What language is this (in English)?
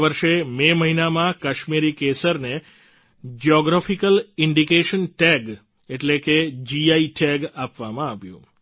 Gujarati